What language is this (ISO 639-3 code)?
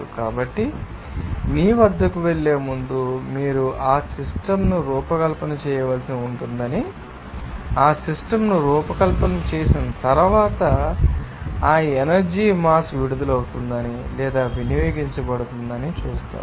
tel